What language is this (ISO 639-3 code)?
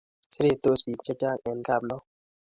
kln